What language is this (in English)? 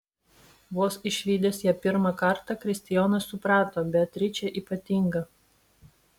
Lithuanian